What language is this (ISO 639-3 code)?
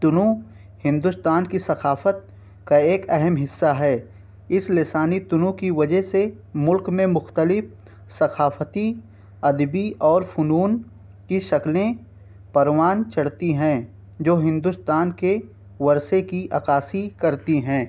urd